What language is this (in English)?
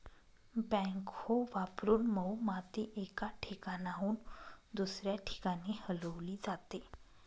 Marathi